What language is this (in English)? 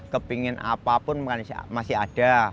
Indonesian